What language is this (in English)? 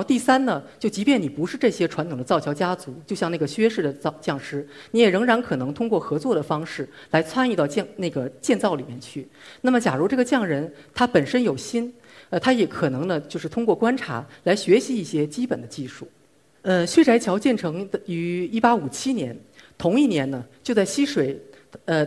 Chinese